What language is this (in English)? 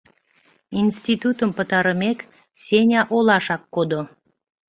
Mari